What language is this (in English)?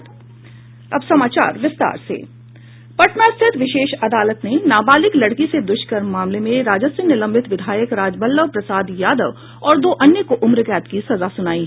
Hindi